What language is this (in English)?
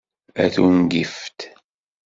Kabyle